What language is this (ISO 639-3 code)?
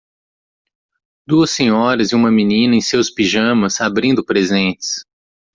por